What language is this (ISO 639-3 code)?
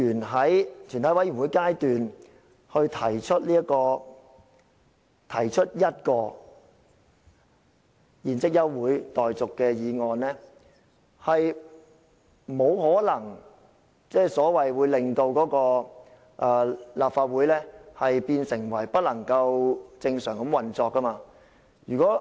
yue